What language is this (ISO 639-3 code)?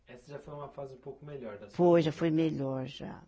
por